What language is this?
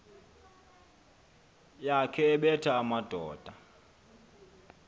Xhosa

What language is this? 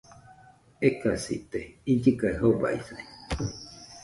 Nüpode Huitoto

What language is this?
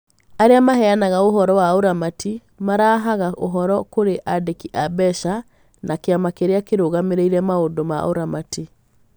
Kikuyu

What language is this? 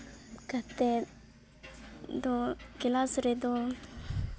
Santali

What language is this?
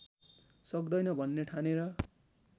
Nepali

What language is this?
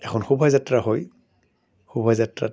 Assamese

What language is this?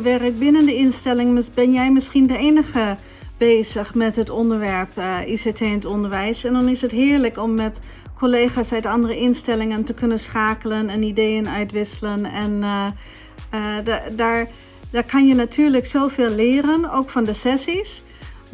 Dutch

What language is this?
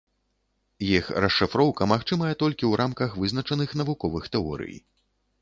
Belarusian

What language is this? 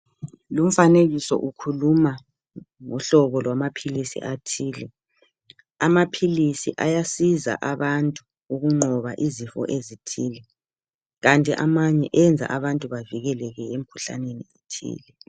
North Ndebele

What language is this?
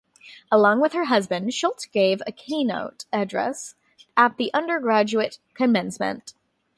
English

